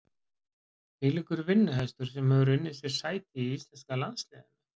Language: Icelandic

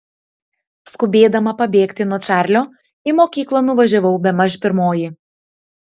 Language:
Lithuanian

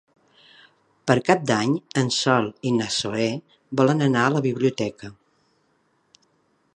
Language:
Catalan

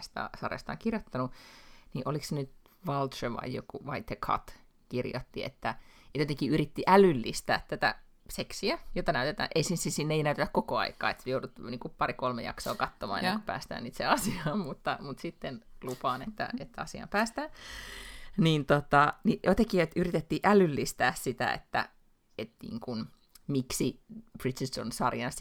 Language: Finnish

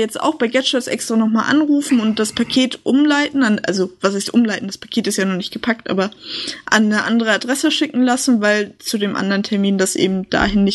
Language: German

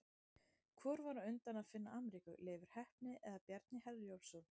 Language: Icelandic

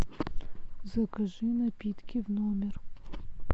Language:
Russian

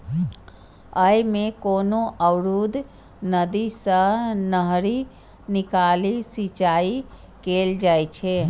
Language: Maithili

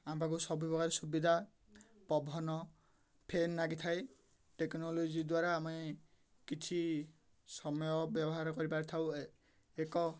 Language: Odia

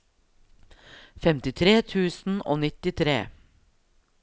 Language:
Norwegian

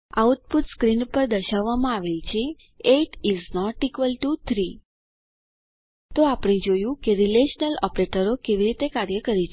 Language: Gujarati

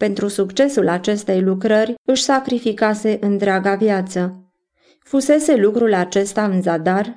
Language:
Romanian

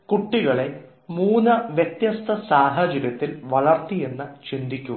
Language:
Malayalam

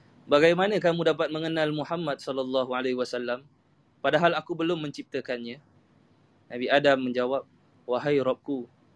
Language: Malay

